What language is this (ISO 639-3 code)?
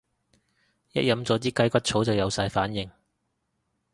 yue